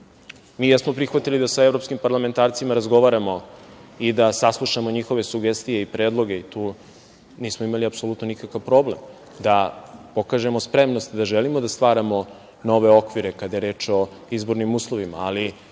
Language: Serbian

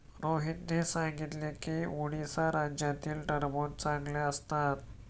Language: Marathi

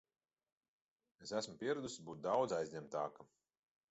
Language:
Latvian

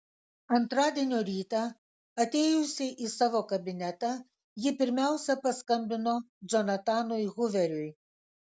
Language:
Lithuanian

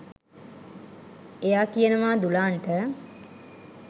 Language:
Sinhala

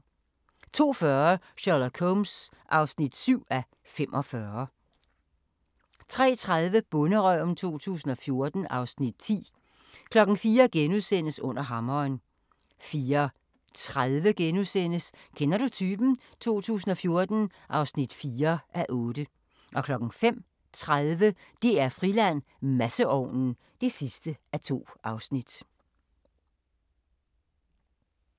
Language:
Danish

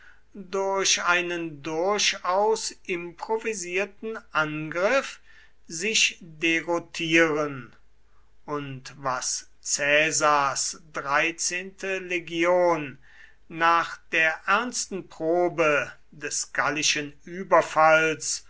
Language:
German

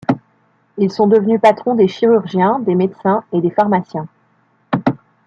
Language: French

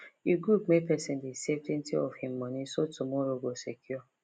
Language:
Nigerian Pidgin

